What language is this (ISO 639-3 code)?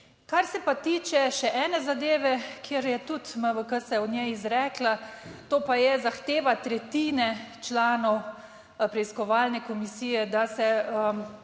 slv